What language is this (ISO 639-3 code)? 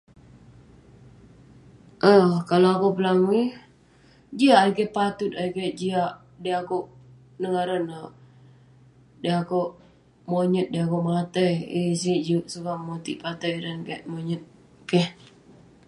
pne